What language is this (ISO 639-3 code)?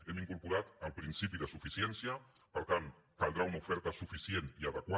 cat